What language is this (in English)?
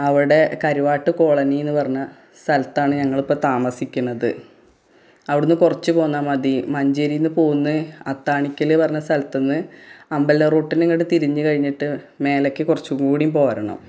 Malayalam